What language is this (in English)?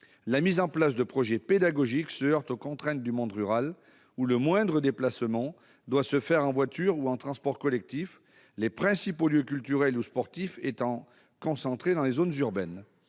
French